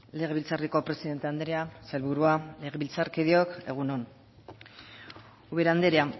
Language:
Basque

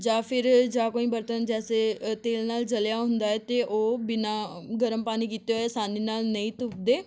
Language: Punjabi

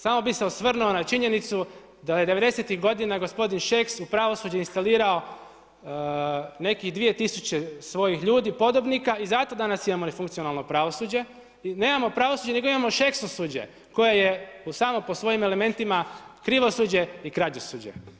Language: Croatian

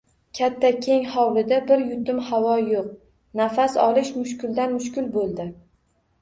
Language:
Uzbek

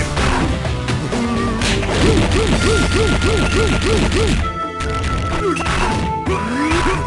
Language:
English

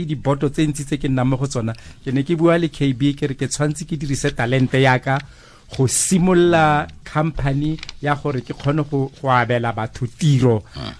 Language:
Filipino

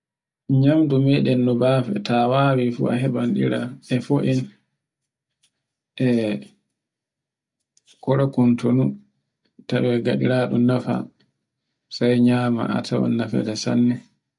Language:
Borgu Fulfulde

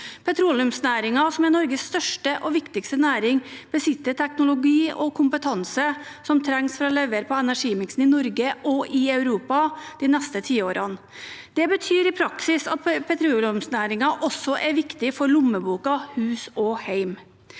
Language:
Norwegian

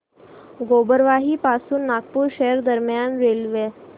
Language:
Marathi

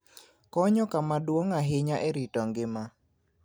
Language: Luo (Kenya and Tanzania)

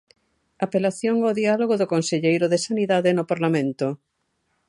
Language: Galician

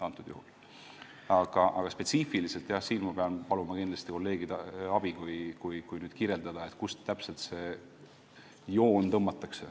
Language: Estonian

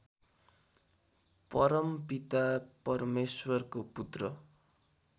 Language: Nepali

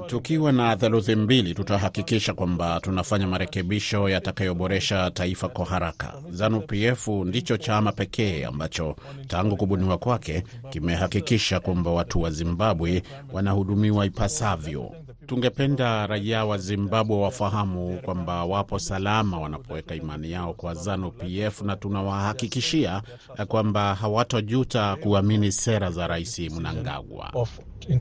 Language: Swahili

